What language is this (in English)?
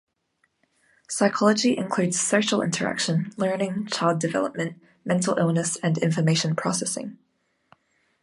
English